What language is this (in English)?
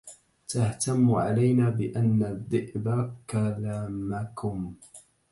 Arabic